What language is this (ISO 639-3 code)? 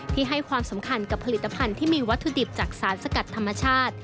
tha